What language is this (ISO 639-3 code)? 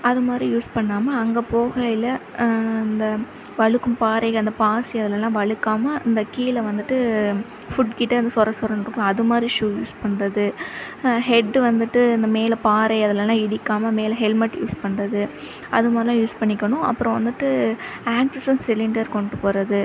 tam